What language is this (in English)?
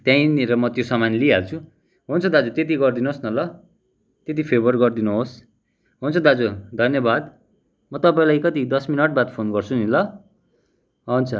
Nepali